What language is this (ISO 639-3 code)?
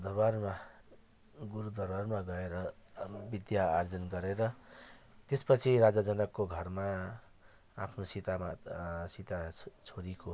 nep